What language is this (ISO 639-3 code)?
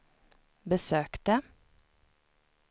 swe